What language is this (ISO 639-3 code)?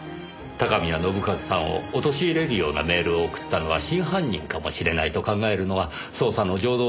jpn